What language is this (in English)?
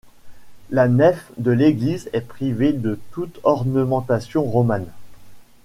French